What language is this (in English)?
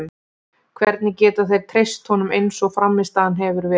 Icelandic